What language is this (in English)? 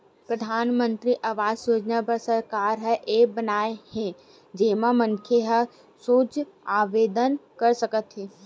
Chhattisgarhi